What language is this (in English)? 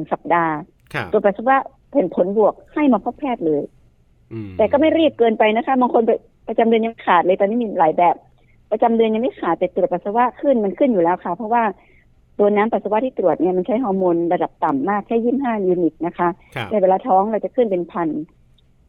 Thai